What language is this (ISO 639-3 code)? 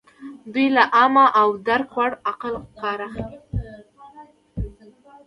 pus